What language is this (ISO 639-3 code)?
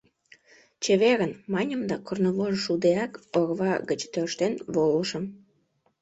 chm